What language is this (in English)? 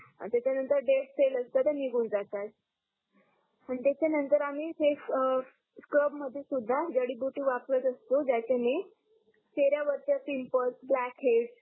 Marathi